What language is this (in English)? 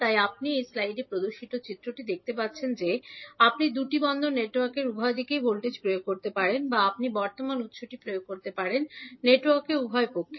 Bangla